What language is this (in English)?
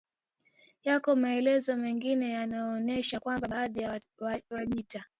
Swahili